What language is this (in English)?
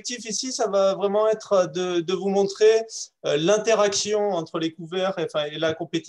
French